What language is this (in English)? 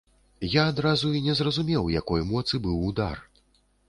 Belarusian